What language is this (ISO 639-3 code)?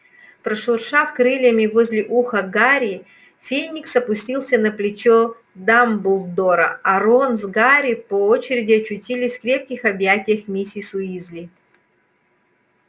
rus